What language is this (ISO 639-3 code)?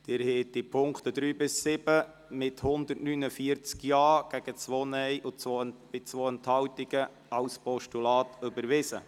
gsw